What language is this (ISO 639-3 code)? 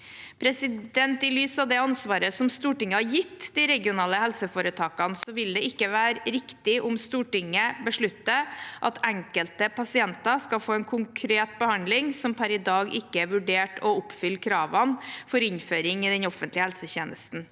nor